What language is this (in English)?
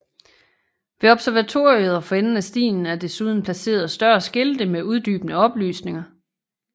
Danish